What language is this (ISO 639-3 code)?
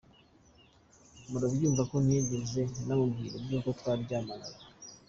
kin